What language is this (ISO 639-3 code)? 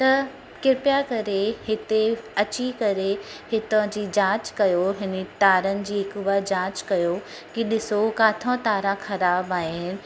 snd